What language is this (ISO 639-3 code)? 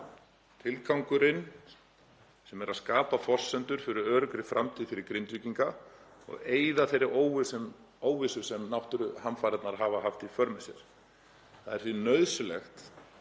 isl